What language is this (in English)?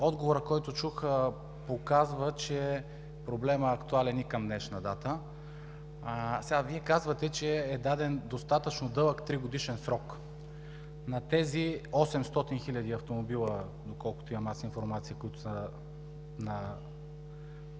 Bulgarian